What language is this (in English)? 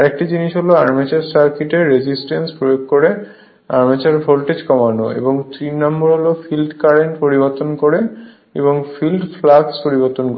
Bangla